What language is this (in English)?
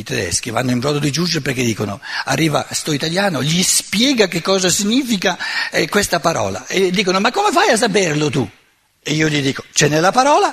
Italian